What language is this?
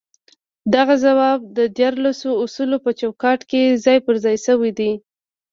Pashto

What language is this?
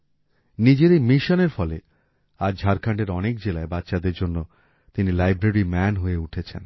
Bangla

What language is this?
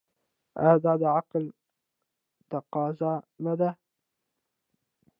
Pashto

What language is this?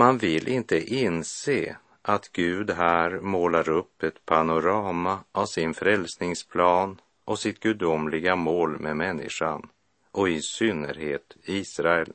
Swedish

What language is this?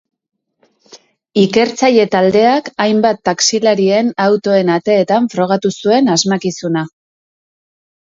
Basque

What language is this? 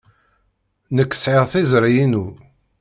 Kabyle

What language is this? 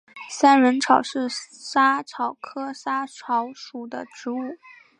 Chinese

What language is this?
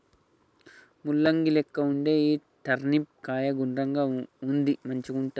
Telugu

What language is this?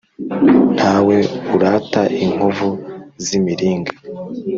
Kinyarwanda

